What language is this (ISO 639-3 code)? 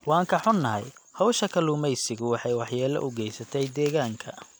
som